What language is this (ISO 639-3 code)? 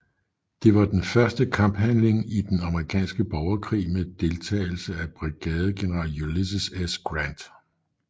dan